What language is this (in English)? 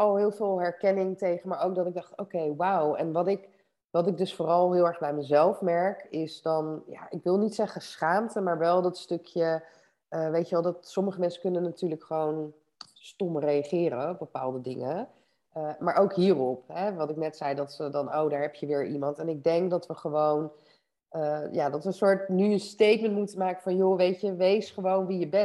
Dutch